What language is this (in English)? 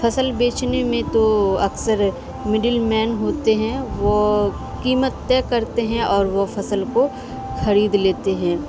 Urdu